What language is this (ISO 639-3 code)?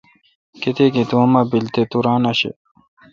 xka